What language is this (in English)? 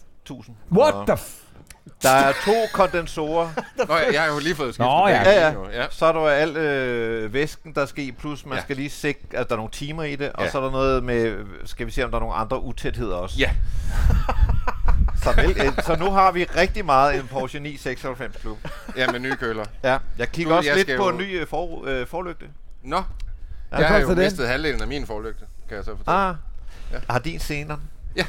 Danish